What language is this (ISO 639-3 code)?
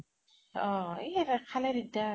asm